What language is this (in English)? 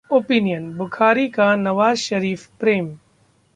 Hindi